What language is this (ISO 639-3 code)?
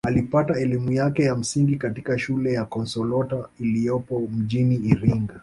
swa